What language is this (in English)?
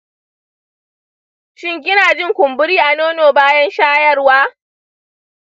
Hausa